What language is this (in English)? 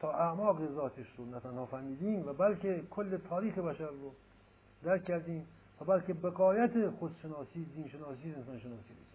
Persian